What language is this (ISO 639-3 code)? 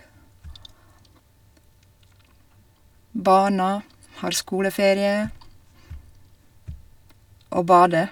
nor